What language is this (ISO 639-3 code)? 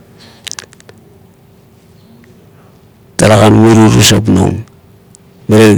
kto